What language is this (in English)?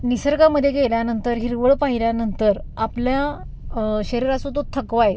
Marathi